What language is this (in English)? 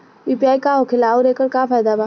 Bhojpuri